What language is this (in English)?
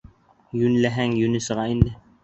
Bashkir